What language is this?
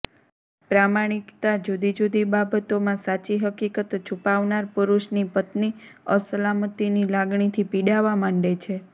Gujarati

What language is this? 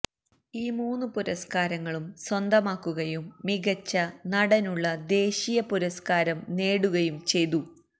Malayalam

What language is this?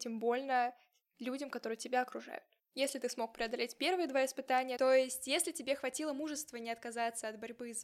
Russian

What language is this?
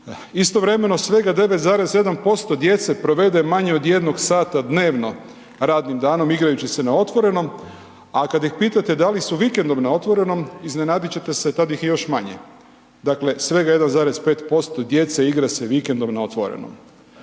Croatian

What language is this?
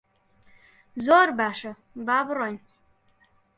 Central Kurdish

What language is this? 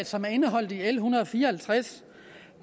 Danish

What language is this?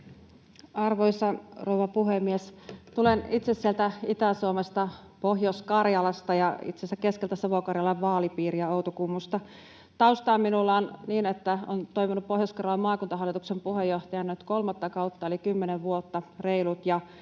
Finnish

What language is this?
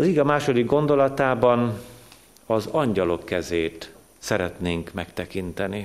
Hungarian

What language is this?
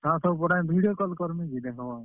Odia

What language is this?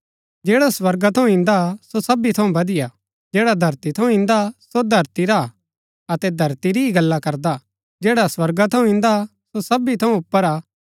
Gaddi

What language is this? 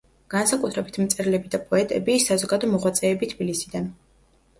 Georgian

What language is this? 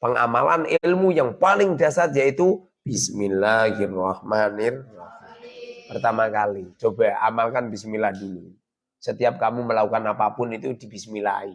Indonesian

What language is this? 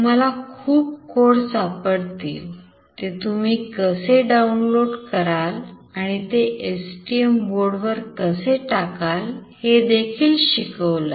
Marathi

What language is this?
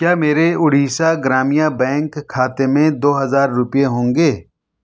Urdu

